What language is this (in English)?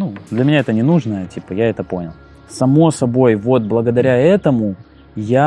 Russian